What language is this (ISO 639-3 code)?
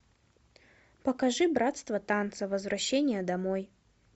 rus